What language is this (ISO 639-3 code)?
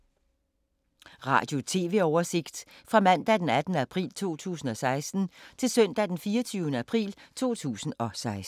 dan